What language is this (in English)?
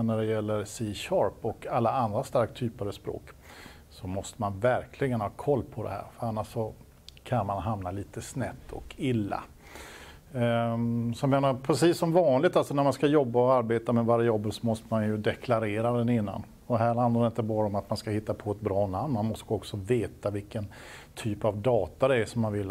Swedish